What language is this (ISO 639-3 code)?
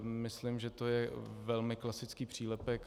ces